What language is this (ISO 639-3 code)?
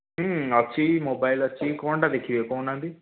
ori